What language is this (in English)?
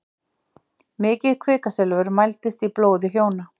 Icelandic